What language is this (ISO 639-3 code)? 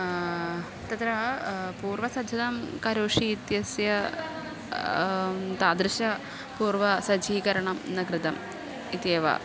san